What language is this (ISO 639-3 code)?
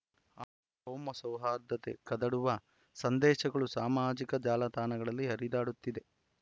kan